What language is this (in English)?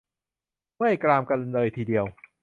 Thai